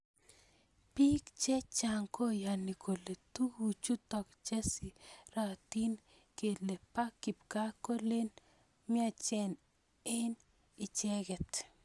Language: Kalenjin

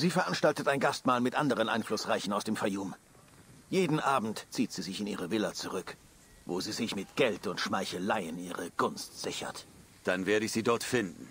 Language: German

